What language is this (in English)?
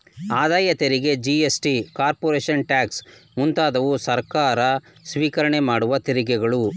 Kannada